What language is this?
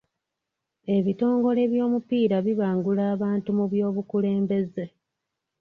Ganda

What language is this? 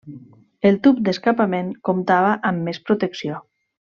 Catalan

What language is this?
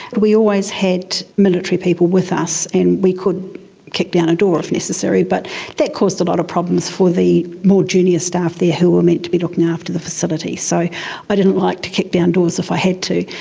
English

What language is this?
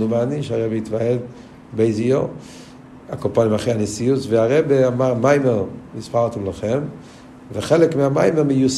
Hebrew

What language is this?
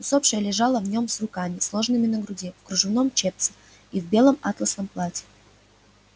Russian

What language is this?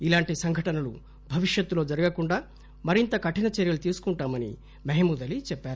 Telugu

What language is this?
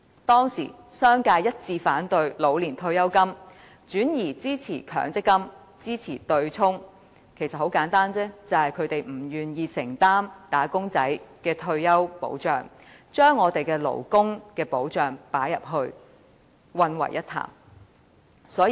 Cantonese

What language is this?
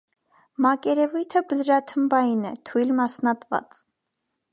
Armenian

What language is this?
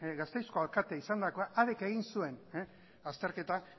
Basque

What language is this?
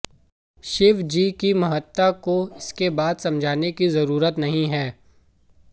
Hindi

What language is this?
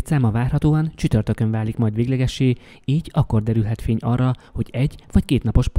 Hungarian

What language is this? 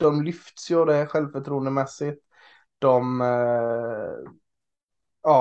Swedish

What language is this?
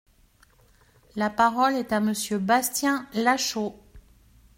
French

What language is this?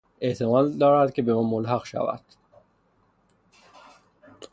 Persian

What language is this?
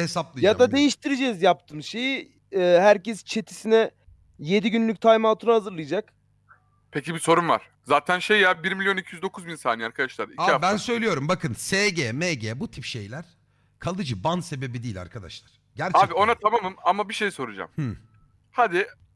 Turkish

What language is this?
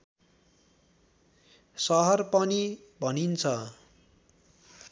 Nepali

